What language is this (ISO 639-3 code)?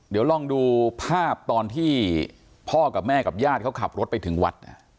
tha